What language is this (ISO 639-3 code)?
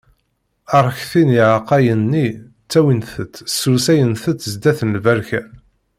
kab